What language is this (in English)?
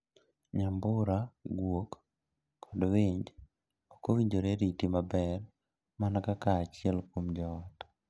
Luo (Kenya and Tanzania)